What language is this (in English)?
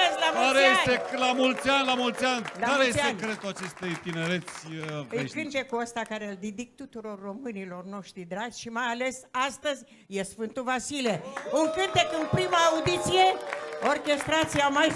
Romanian